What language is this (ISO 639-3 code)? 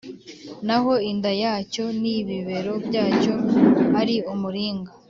kin